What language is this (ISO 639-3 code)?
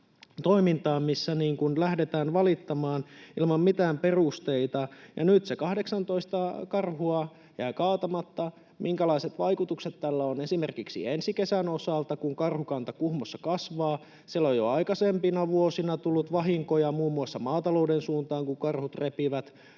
fin